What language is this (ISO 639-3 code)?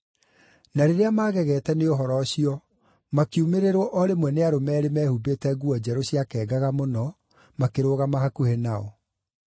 kik